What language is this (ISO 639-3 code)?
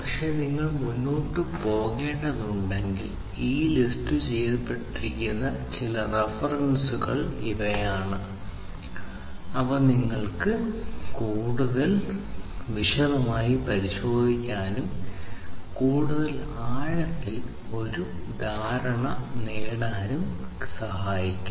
mal